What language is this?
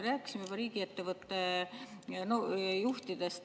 Estonian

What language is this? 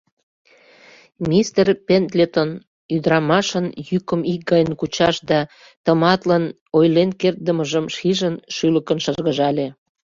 Mari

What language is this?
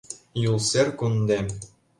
Mari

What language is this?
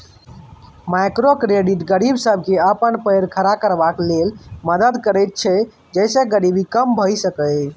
Maithili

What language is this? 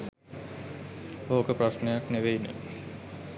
Sinhala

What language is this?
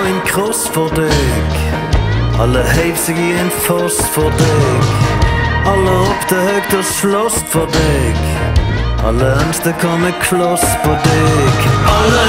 Norwegian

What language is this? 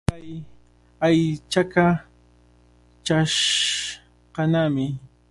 Cajatambo North Lima Quechua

